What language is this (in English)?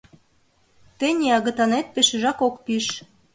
Mari